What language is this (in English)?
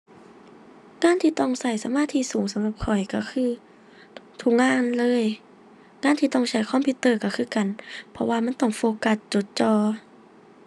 Thai